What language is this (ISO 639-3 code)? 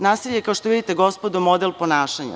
srp